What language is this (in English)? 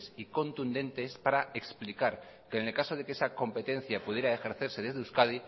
Spanish